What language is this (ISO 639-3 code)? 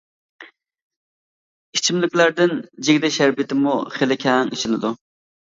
uig